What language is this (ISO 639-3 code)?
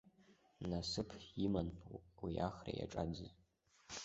abk